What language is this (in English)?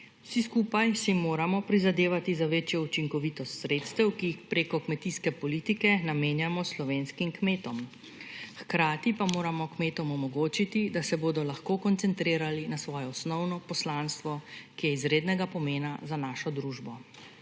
Slovenian